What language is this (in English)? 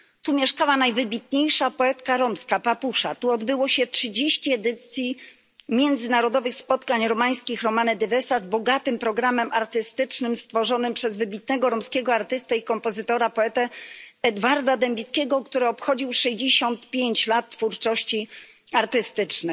Polish